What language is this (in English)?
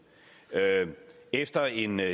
Danish